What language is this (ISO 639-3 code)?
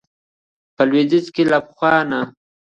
pus